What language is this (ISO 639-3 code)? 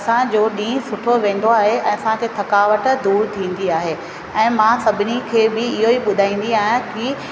snd